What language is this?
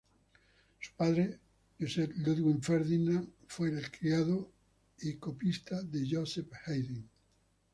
Spanish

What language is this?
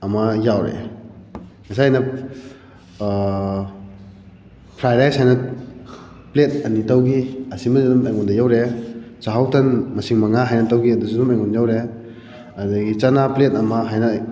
Manipuri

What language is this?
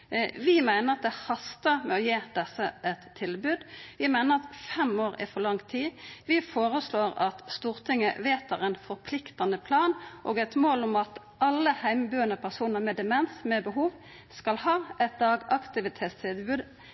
Norwegian Nynorsk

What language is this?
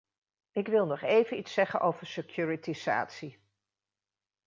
Dutch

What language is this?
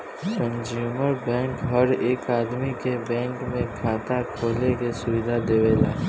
Bhojpuri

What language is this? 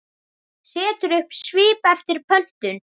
Icelandic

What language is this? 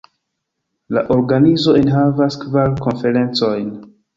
Esperanto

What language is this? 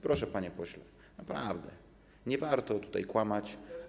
Polish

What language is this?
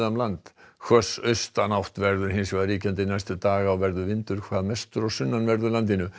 Icelandic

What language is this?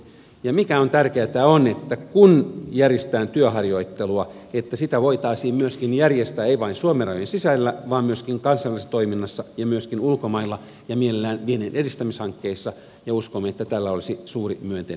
Finnish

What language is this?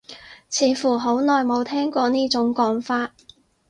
Cantonese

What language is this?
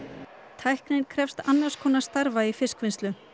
Icelandic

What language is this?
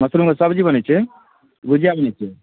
Maithili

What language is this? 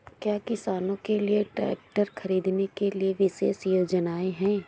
Hindi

